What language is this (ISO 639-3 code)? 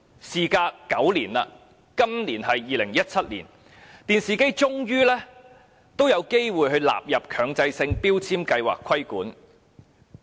yue